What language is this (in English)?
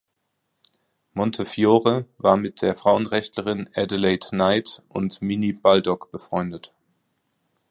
German